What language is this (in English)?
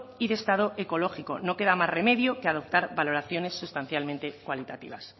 Spanish